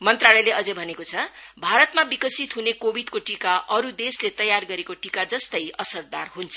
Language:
Nepali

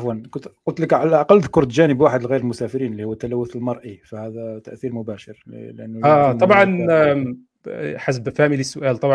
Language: Arabic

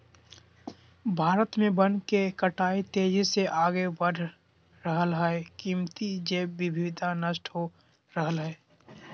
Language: Magahi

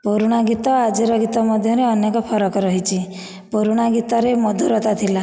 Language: Odia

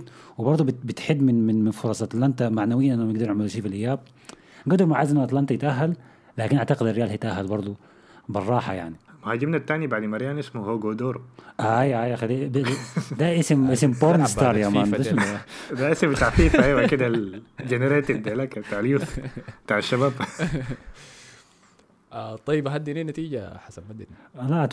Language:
Arabic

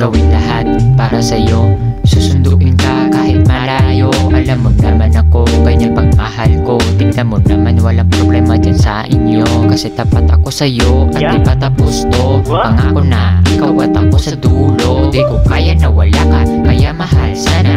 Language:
Indonesian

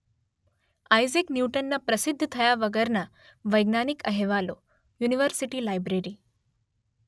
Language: Gujarati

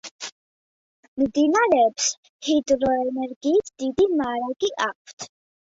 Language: Georgian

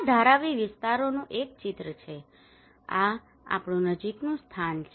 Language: Gujarati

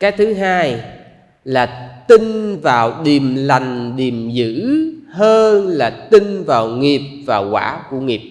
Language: Vietnamese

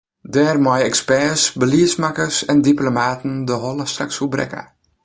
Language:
Western Frisian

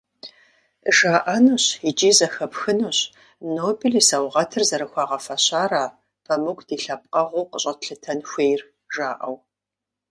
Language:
Kabardian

